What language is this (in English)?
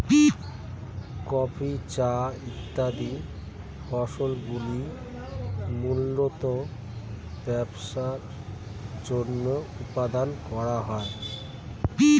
Bangla